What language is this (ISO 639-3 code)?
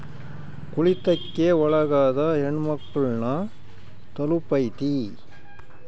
kan